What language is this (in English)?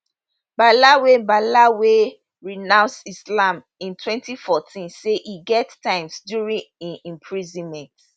Nigerian Pidgin